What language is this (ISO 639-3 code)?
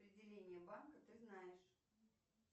rus